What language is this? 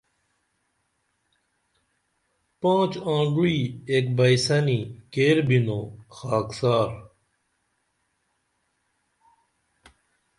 Dameli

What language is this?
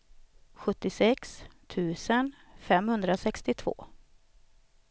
Swedish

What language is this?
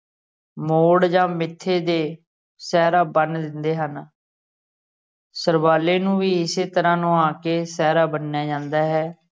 Punjabi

